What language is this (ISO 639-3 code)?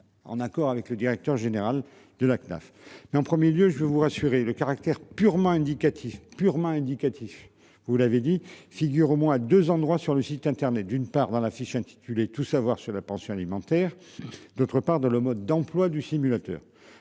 fra